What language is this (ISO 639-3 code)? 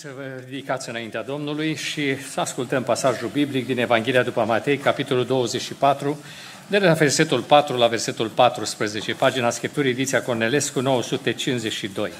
ron